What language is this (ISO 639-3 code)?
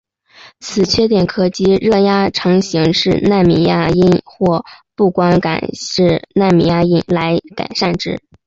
zho